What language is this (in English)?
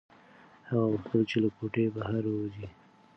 Pashto